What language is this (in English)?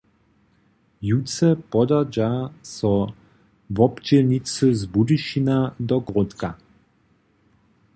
Upper Sorbian